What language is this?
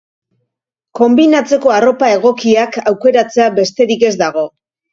Basque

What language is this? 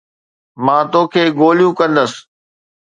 Sindhi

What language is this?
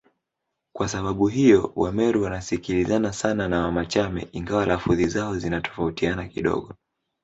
Swahili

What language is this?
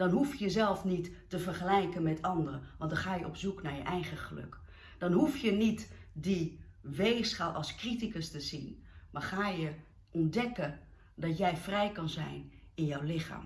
Dutch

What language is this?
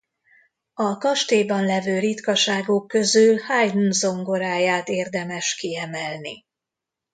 Hungarian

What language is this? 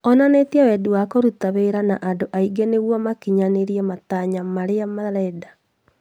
Kikuyu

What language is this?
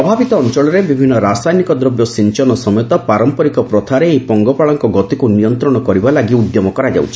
Odia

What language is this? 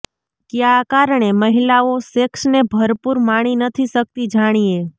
Gujarati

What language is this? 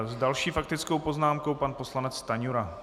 Czech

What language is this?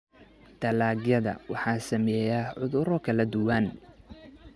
Somali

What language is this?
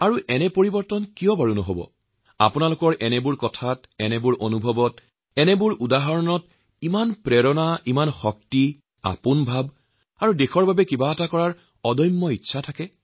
Assamese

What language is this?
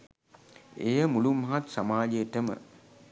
Sinhala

